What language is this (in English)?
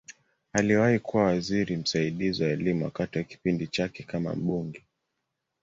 Swahili